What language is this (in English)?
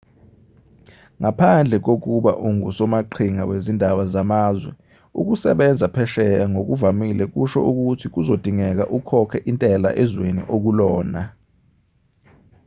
Zulu